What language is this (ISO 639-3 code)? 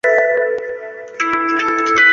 zho